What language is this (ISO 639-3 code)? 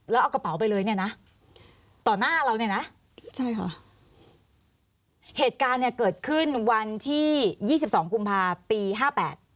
tha